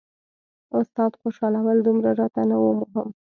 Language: Pashto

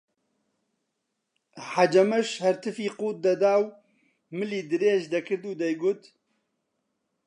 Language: Central Kurdish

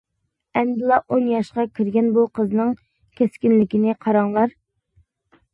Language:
Uyghur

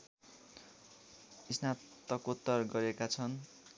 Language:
Nepali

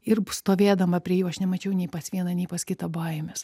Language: Lithuanian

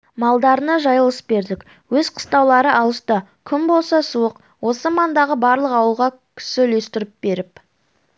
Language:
Kazakh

